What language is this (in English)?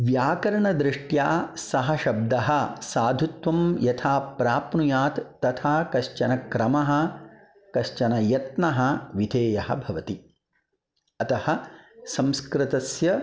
Sanskrit